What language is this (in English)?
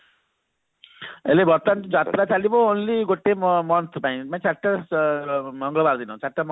Odia